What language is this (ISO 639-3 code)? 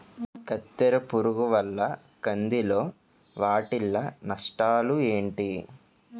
tel